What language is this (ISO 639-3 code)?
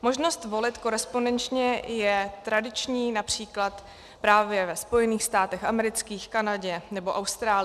ces